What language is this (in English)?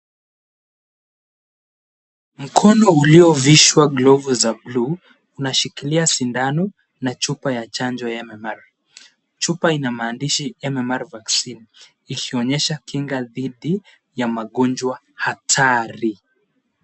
Swahili